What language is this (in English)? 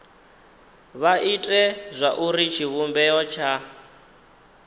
Venda